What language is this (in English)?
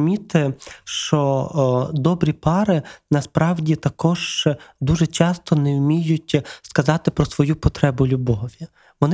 Ukrainian